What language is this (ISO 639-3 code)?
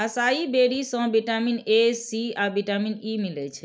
mai